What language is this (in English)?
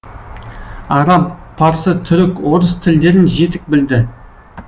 Kazakh